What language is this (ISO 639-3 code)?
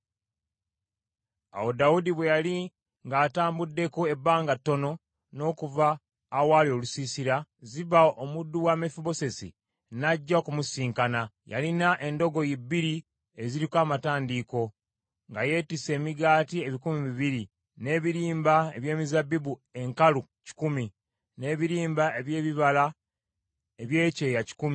lug